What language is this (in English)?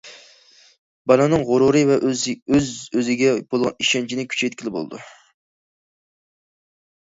Uyghur